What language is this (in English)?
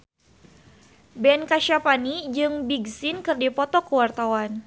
Sundanese